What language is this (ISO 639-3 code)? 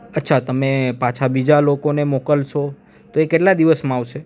guj